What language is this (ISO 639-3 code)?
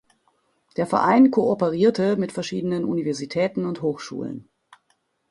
deu